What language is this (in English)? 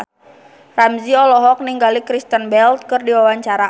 Sundanese